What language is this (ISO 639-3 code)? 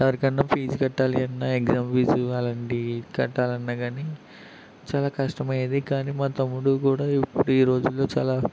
tel